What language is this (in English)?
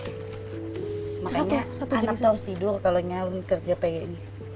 Indonesian